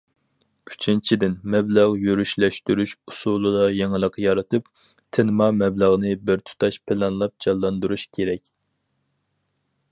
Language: Uyghur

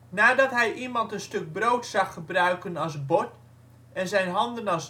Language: Dutch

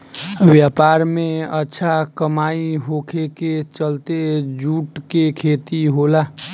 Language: Bhojpuri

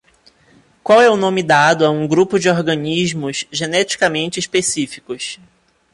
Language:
Portuguese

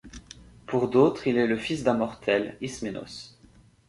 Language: French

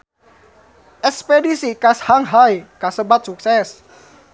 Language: Sundanese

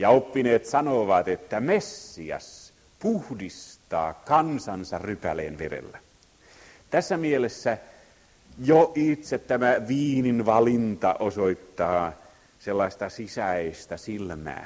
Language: Finnish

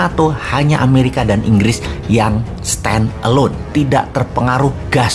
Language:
Indonesian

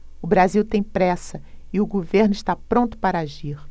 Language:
Portuguese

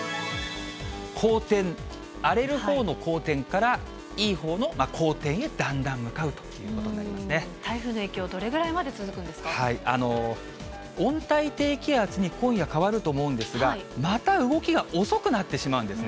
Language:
Japanese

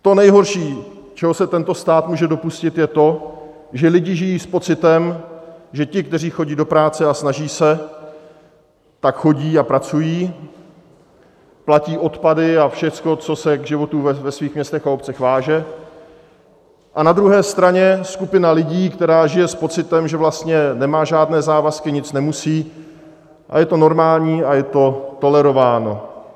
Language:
Czech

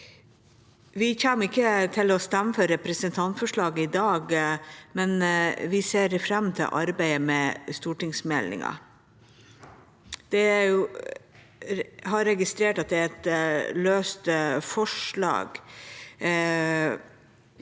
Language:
Norwegian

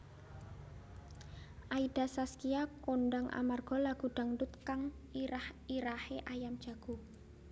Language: Javanese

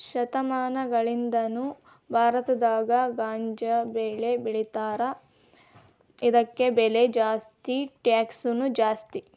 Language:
Kannada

